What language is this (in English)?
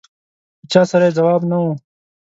Pashto